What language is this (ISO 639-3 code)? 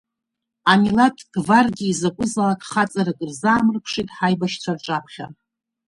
abk